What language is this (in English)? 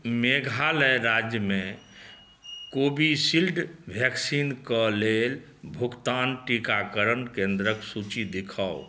Maithili